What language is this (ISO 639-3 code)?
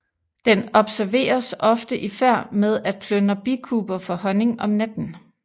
dan